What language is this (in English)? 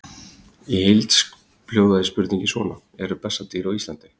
Icelandic